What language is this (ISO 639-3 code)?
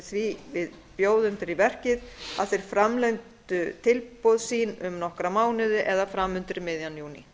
isl